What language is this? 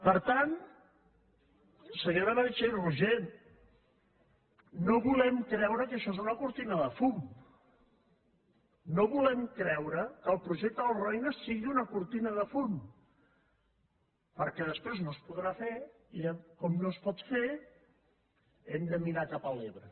Catalan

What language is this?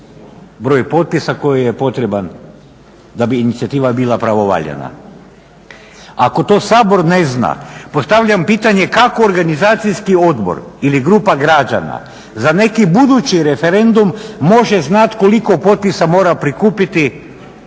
Croatian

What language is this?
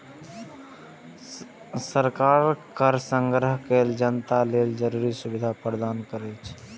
Maithili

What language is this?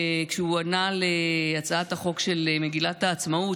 Hebrew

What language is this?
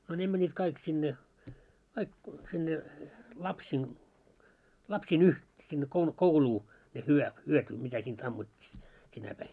Finnish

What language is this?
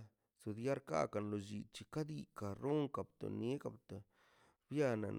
Mazaltepec Zapotec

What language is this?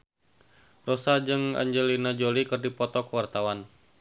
Sundanese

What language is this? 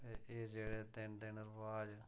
Dogri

